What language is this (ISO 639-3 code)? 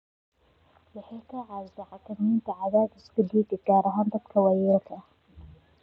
som